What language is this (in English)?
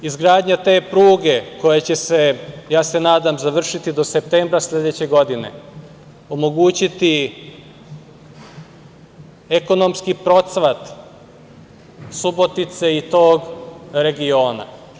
Serbian